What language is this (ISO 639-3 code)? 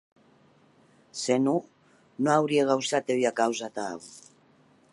oci